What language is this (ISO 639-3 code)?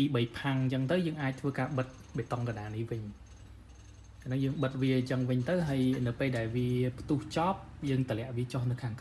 vie